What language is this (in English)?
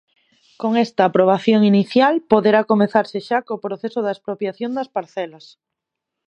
Galician